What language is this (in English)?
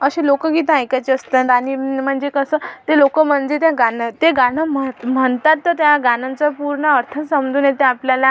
Marathi